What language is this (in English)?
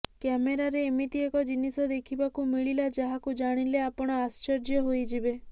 Odia